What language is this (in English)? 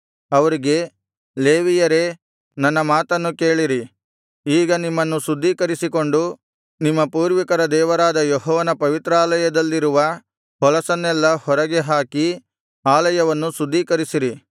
Kannada